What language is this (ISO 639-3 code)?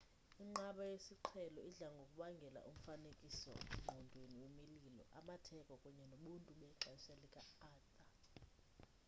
xho